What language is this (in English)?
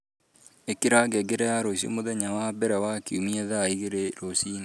Kikuyu